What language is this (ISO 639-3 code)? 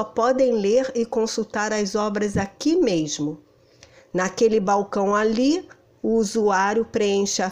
por